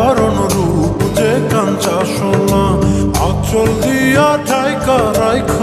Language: Romanian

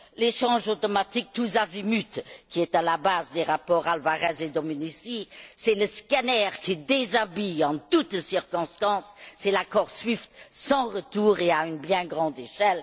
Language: French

